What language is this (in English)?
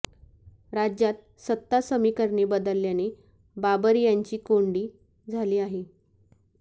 Marathi